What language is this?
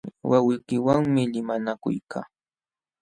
Jauja Wanca Quechua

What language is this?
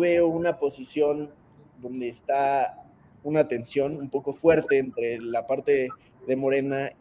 Spanish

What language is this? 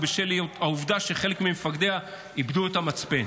Hebrew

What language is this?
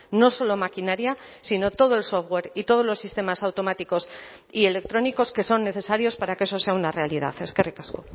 Spanish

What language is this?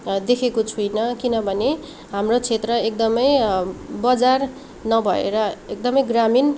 Nepali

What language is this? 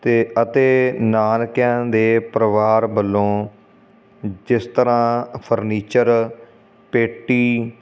Punjabi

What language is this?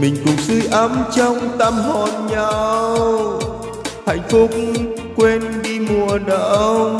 Vietnamese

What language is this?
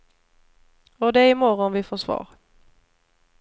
Swedish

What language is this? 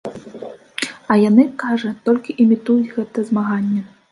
Belarusian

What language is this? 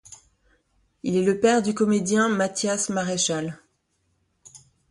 French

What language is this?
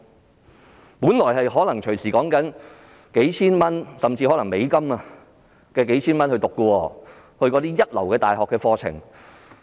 Cantonese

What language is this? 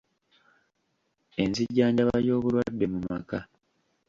Ganda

